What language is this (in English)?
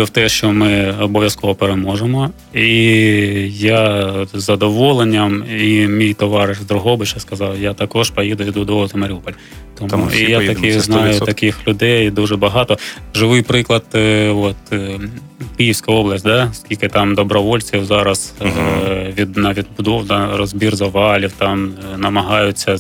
Ukrainian